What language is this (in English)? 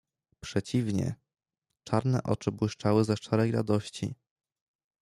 Polish